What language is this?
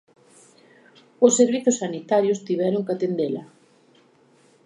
Galician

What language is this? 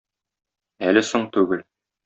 Tatar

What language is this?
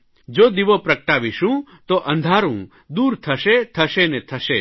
Gujarati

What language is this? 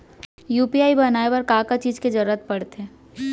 Chhattisgarhi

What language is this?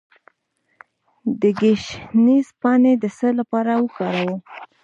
Pashto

